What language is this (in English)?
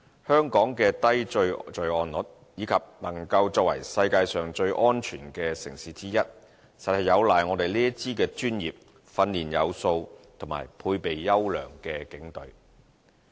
Cantonese